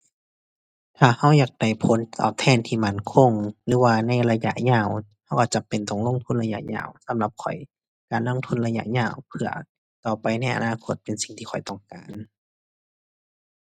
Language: Thai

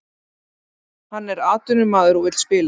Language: Icelandic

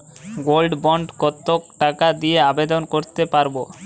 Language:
Bangla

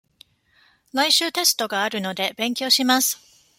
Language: Japanese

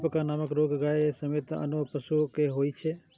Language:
Maithili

